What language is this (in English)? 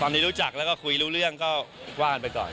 Thai